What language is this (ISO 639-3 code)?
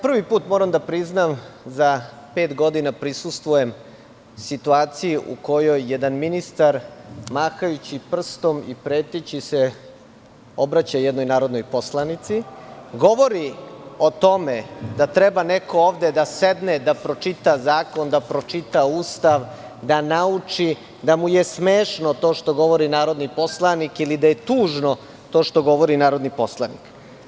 srp